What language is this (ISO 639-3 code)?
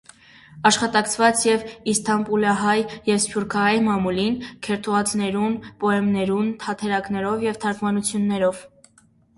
hye